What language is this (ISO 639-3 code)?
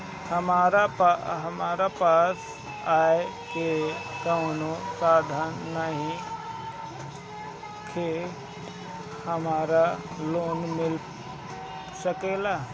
bho